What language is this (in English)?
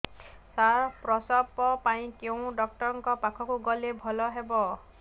Odia